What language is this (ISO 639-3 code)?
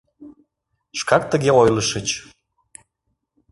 chm